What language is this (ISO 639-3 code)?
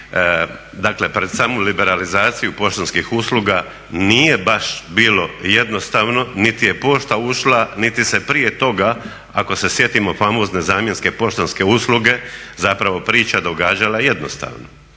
hrv